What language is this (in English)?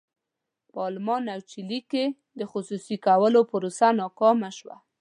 Pashto